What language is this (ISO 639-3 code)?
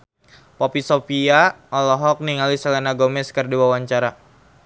sun